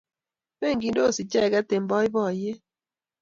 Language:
Kalenjin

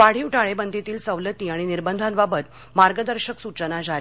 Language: Marathi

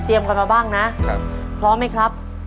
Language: Thai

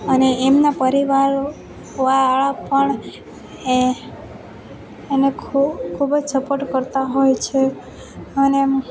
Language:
Gujarati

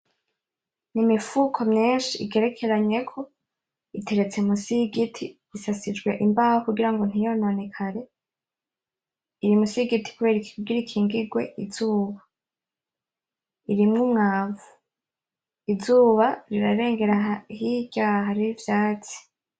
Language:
Rundi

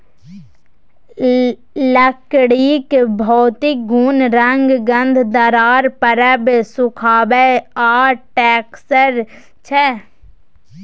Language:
Maithili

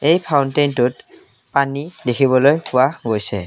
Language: Assamese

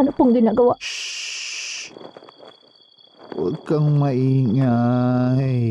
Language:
Filipino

